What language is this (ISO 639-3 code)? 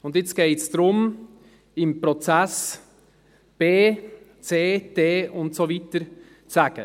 gsw